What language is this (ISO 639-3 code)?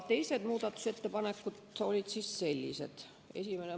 est